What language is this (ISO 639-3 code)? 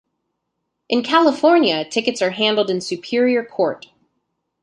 eng